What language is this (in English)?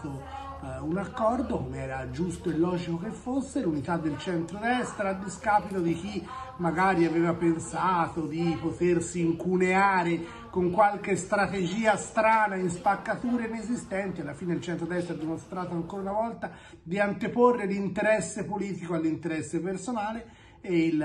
Italian